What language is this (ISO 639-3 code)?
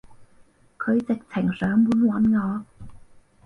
yue